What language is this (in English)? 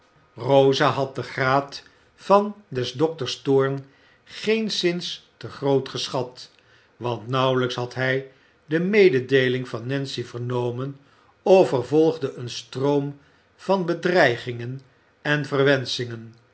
Dutch